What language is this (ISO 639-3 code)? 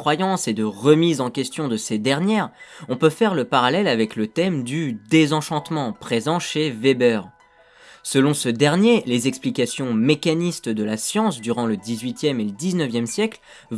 fra